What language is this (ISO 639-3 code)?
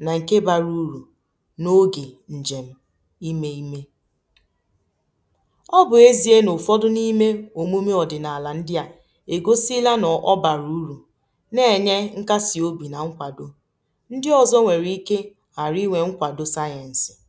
ibo